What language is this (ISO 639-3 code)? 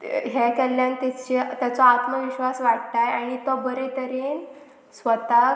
kok